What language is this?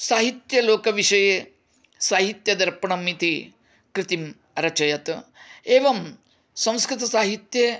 Sanskrit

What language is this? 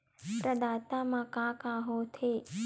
Chhattisgarhi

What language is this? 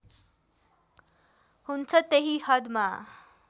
Nepali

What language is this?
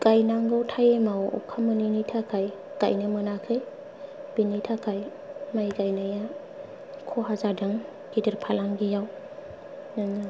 Bodo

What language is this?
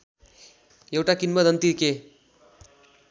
Nepali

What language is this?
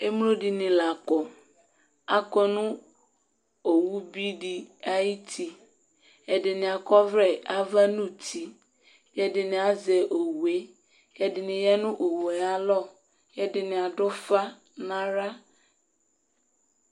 Ikposo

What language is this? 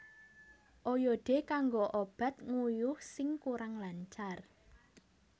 Javanese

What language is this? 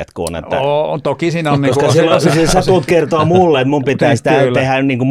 Finnish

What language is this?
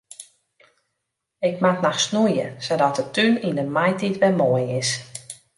Western Frisian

